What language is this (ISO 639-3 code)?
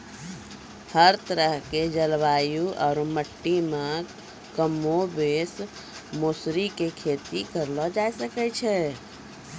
mai